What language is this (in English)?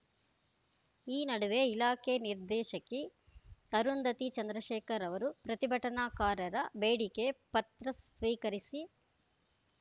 Kannada